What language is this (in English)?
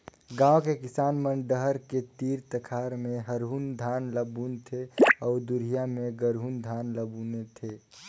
Chhattisgarhi